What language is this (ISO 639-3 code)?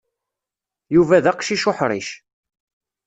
kab